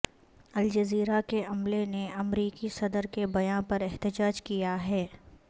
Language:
Urdu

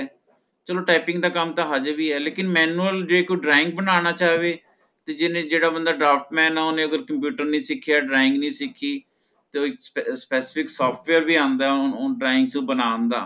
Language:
Punjabi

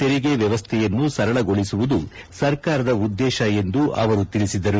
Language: Kannada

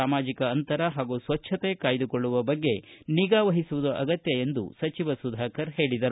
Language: Kannada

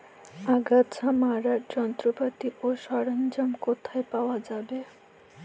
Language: Bangla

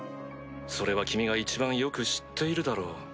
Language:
Japanese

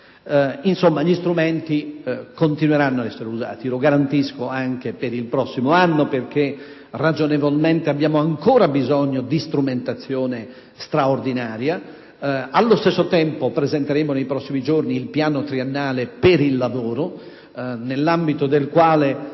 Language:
Italian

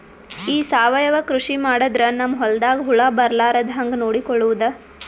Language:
Kannada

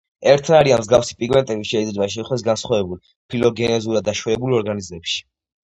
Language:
Georgian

